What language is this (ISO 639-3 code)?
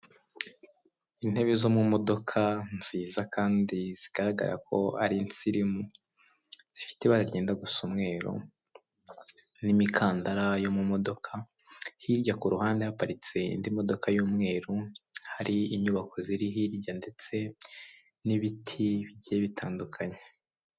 kin